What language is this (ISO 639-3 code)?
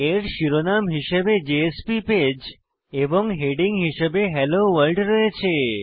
ben